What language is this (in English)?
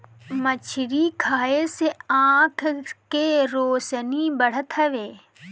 Bhojpuri